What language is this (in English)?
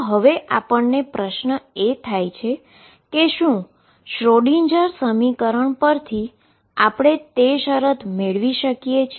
Gujarati